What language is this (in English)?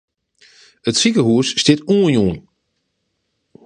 Western Frisian